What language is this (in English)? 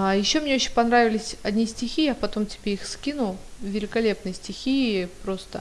Russian